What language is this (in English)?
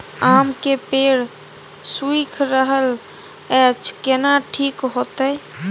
Maithili